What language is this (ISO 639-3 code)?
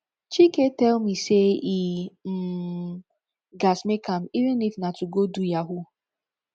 pcm